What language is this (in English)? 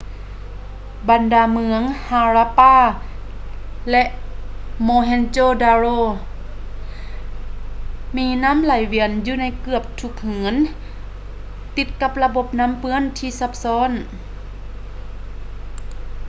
Lao